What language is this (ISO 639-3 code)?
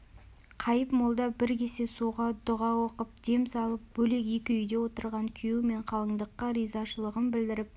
kaz